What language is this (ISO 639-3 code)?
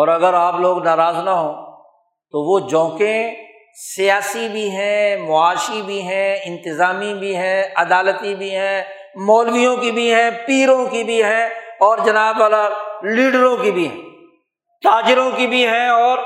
urd